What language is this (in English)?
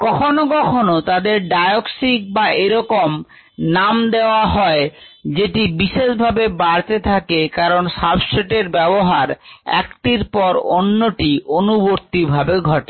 Bangla